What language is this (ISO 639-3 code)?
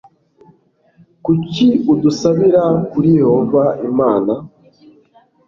kin